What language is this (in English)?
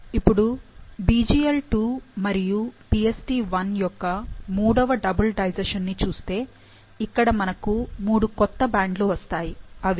Telugu